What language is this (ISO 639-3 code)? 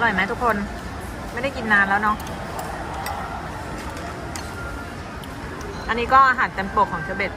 tha